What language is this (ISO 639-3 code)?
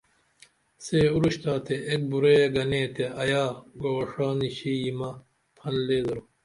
dml